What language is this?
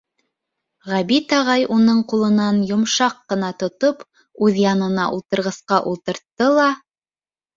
Bashkir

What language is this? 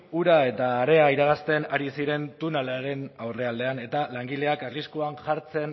Basque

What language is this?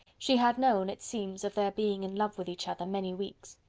English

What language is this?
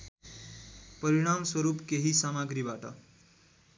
Nepali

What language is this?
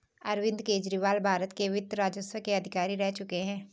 Hindi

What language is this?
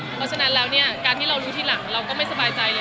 Thai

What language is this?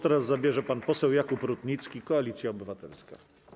Polish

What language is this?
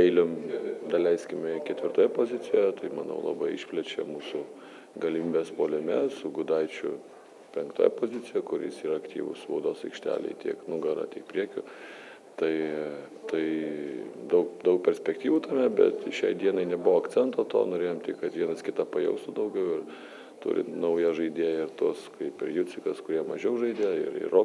Lithuanian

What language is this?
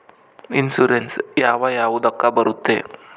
Kannada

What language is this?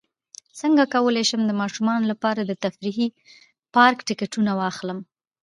Pashto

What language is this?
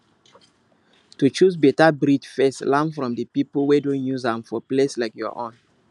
Nigerian Pidgin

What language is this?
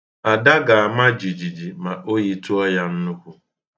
Igbo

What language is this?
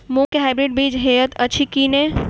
Maithili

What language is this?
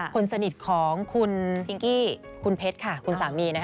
Thai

